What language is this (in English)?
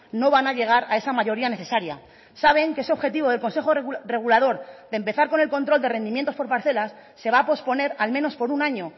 Spanish